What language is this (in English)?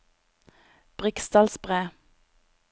Norwegian